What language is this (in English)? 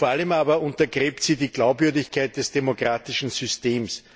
German